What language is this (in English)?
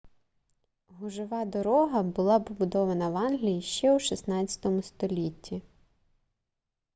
Ukrainian